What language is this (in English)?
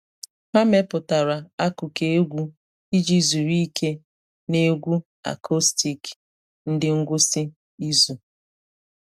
Igbo